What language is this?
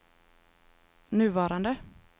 Swedish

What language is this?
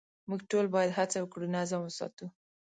Pashto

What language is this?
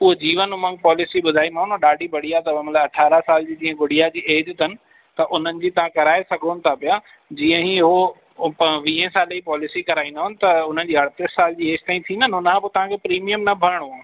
Sindhi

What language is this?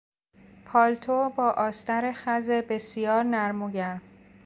Persian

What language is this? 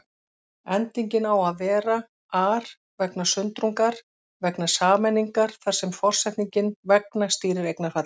Icelandic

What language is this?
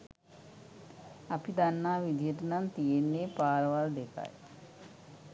Sinhala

